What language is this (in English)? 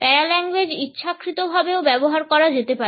Bangla